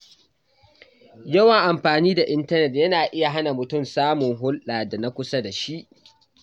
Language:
Hausa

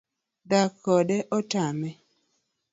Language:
Luo (Kenya and Tanzania)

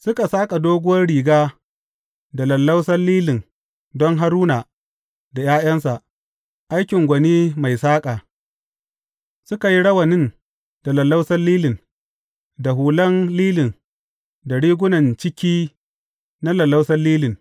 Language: Hausa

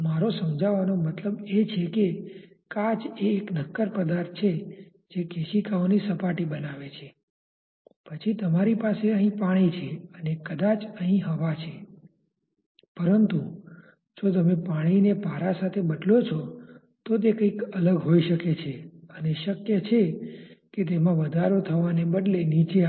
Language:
Gujarati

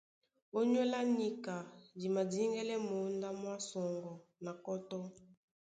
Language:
Duala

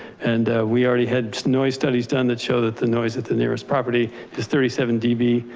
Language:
English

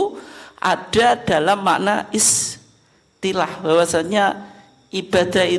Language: Indonesian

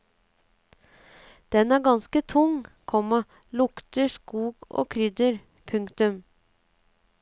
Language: Norwegian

